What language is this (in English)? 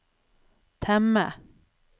Norwegian